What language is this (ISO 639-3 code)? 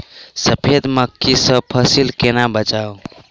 mai